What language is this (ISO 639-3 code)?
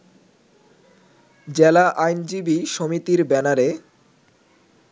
ben